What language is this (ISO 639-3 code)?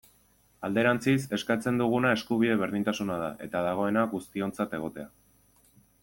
eus